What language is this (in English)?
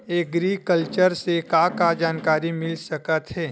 Chhattisgarhi